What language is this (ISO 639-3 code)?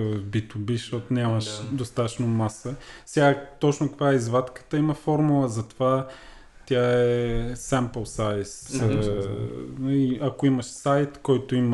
bul